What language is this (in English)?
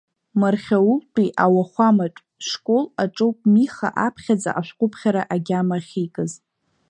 Abkhazian